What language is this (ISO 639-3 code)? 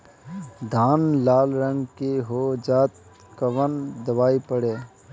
bho